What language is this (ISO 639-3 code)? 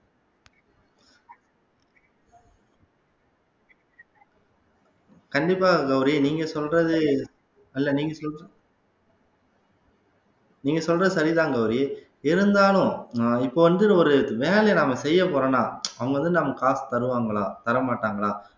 tam